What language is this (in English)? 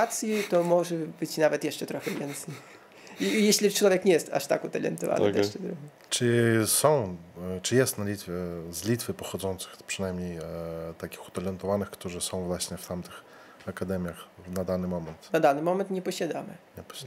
Polish